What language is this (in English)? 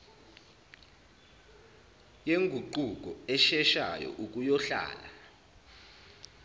Zulu